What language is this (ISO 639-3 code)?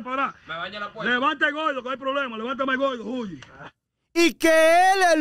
spa